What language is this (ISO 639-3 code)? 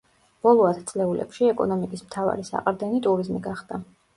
kat